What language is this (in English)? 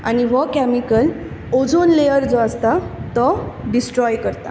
Konkani